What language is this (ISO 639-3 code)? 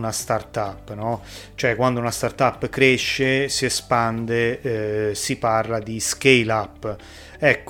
ita